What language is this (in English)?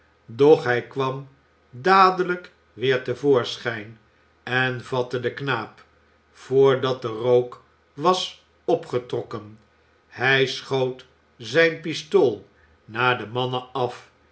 Dutch